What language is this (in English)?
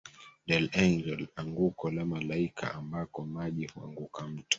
Swahili